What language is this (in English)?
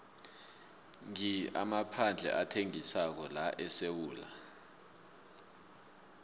South Ndebele